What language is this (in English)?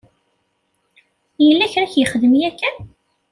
Kabyle